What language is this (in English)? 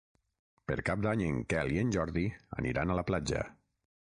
Catalan